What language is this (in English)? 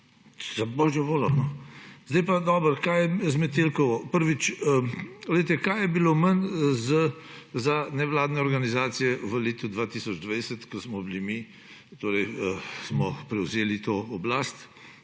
Slovenian